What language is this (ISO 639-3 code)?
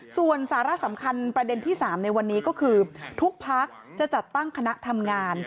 tha